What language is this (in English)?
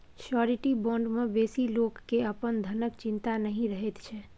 Maithili